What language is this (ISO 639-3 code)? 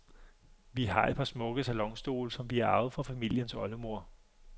dan